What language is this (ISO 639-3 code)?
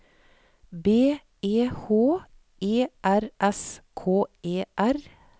nor